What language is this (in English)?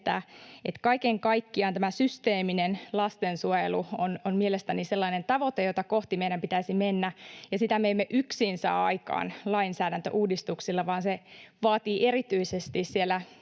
Finnish